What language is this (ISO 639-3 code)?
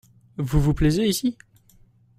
fra